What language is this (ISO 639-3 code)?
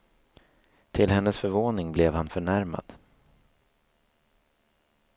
swe